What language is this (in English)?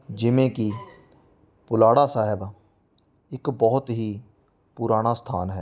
Punjabi